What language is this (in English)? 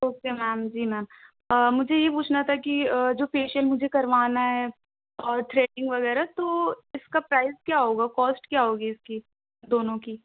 Urdu